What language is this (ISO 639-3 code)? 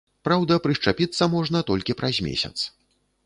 bel